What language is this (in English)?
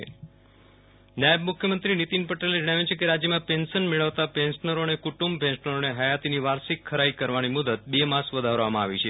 Gujarati